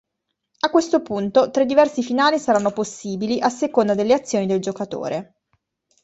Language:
Italian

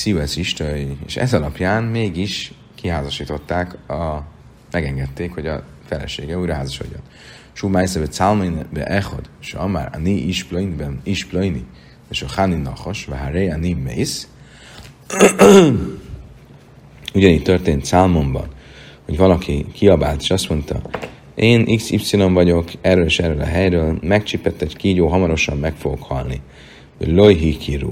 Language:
Hungarian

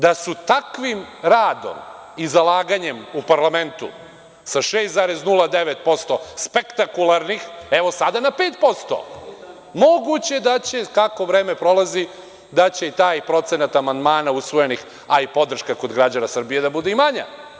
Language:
Serbian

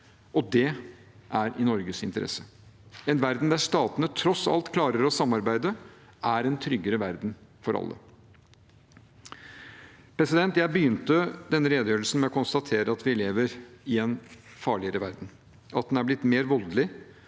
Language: Norwegian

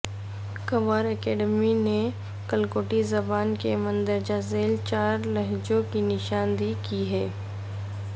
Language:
Urdu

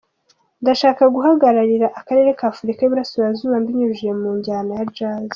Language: Kinyarwanda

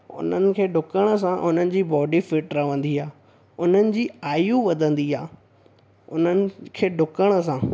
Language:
Sindhi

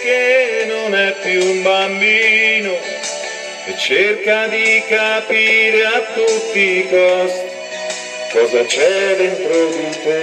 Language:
Romanian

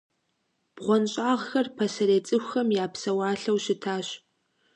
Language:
Kabardian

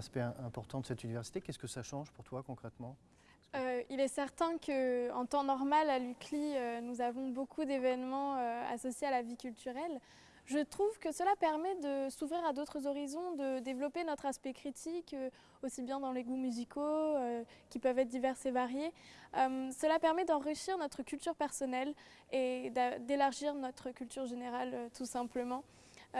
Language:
French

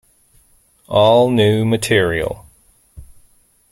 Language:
English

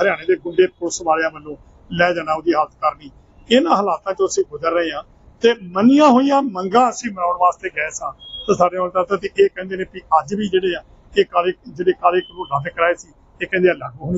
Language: Punjabi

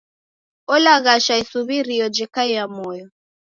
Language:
Taita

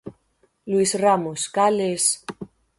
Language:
Galician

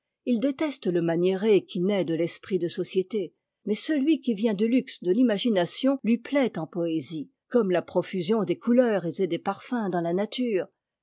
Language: French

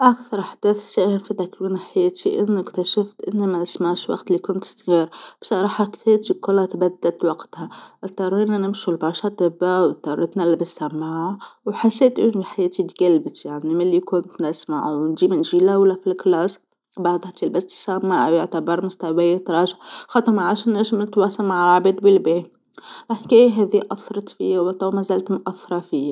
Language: Tunisian Arabic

